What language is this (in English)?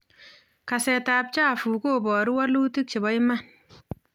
Kalenjin